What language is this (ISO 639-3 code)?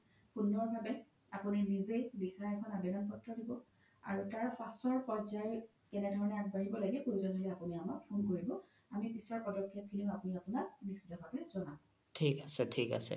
asm